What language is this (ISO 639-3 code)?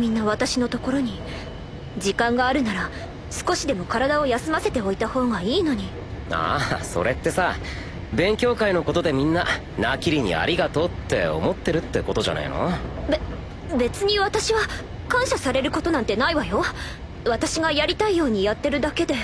jpn